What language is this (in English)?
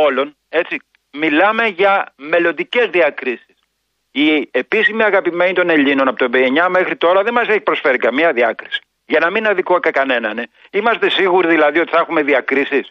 Greek